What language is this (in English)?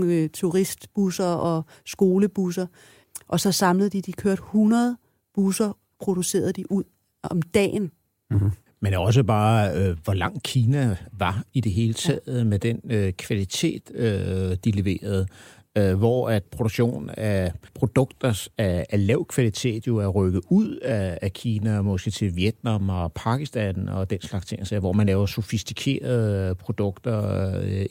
Danish